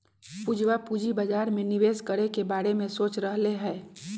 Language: Magahi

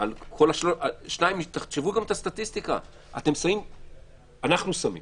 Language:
Hebrew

